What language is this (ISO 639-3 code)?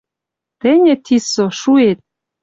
mrj